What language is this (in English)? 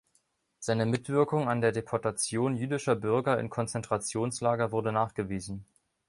German